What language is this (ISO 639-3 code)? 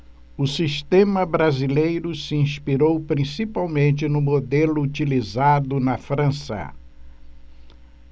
por